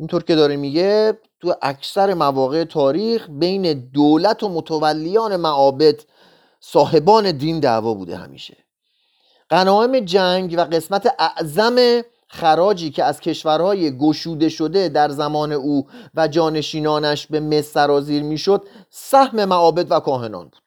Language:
Persian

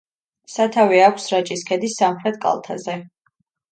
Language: Georgian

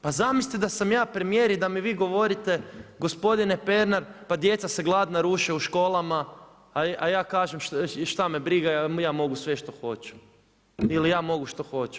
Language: Croatian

